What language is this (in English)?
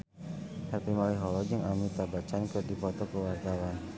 Sundanese